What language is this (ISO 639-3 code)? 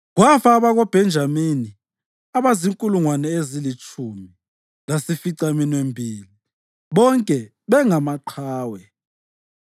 nde